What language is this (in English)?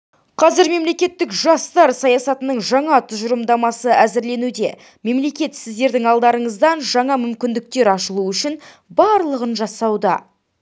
Kazakh